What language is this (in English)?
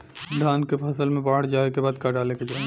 Bhojpuri